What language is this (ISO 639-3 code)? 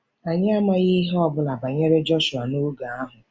ibo